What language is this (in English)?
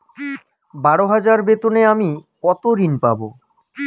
Bangla